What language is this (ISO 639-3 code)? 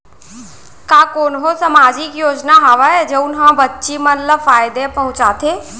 hne